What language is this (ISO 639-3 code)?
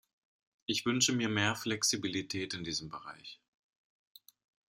deu